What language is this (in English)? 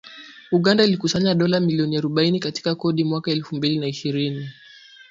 Swahili